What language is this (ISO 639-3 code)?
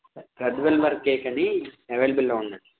tel